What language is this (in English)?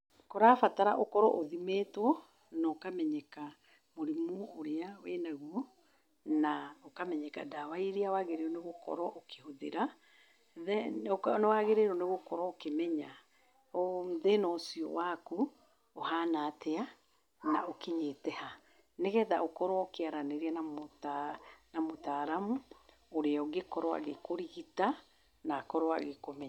Kikuyu